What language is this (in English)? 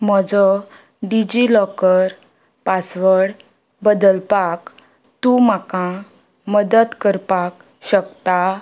Konkani